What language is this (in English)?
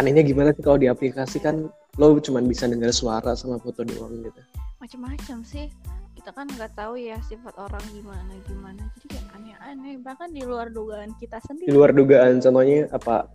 Indonesian